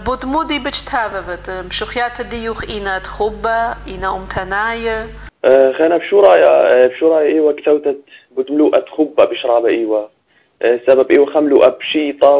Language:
Arabic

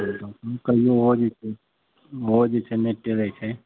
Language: Maithili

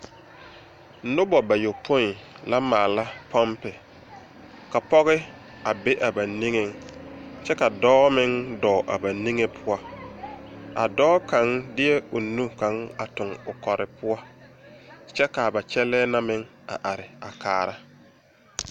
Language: Southern Dagaare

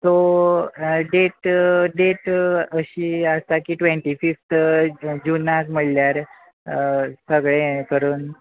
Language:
Konkani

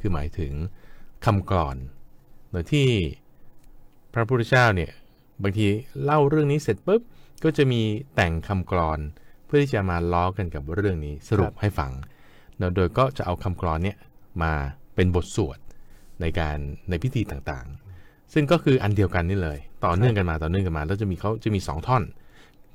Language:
Thai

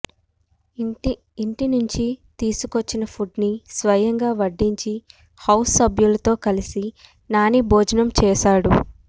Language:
Telugu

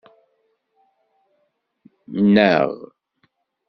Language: Kabyle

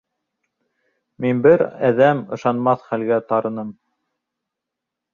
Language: Bashkir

